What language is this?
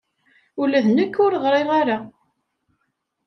Kabyle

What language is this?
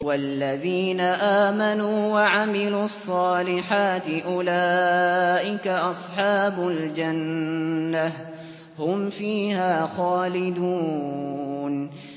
Arabic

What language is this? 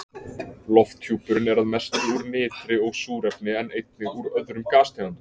Icelandic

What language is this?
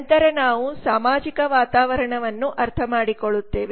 Kannada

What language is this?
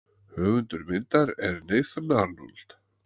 Icelandic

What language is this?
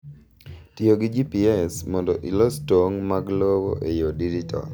Luo (Kenya and Tanzania)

